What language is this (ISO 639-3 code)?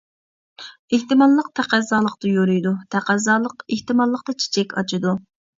uig